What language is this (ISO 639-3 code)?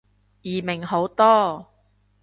yue